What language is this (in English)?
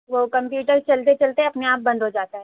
Urdu